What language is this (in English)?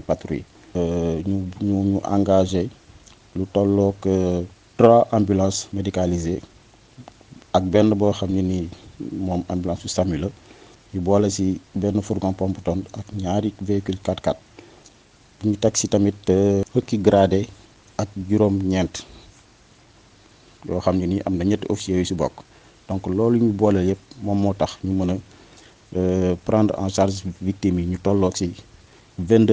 French